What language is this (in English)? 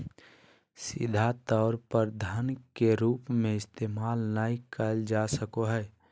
Magahi